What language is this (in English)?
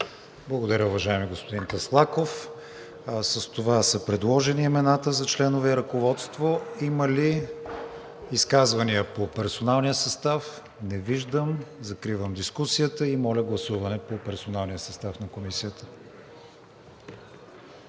Bulgarian